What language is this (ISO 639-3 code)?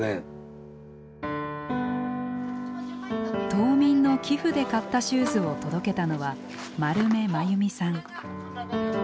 jpn